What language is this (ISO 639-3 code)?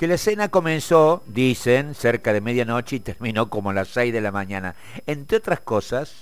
spa